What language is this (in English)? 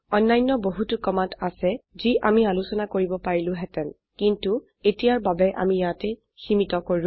Assamese